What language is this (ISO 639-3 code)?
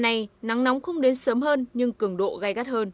vie